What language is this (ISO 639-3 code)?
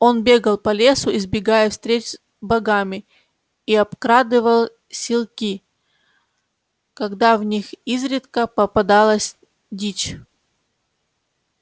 rus